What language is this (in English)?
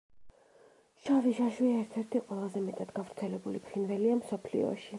Georgian